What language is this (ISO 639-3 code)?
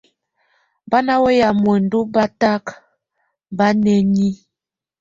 tvu